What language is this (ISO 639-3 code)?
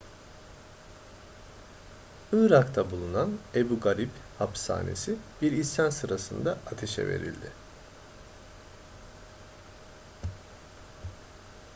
tur